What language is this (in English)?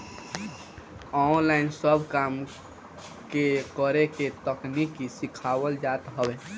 Bhojpuri